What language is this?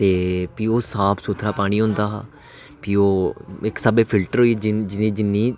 Dogri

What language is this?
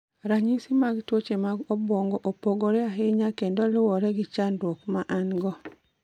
Luo (Kenya and Tanzania)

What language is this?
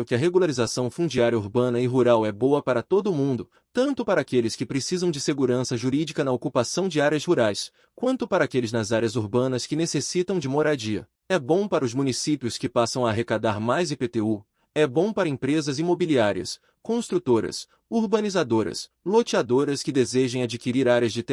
Portuguese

